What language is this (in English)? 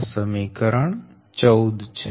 Gujarati